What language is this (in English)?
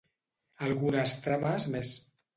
Catalan